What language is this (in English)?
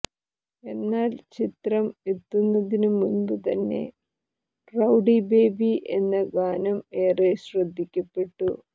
Malayalam